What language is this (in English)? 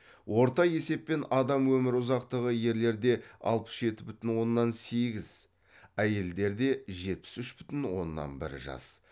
Kazakh